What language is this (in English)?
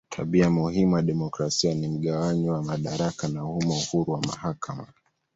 Swahili